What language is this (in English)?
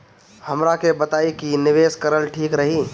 Bhojpuri